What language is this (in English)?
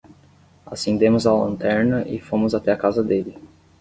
Portuguese